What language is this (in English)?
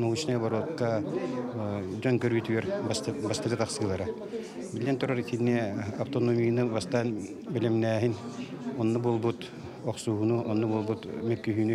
Russian